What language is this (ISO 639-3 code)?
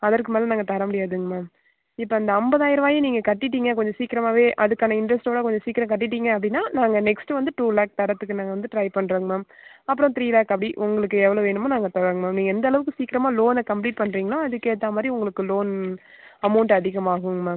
tam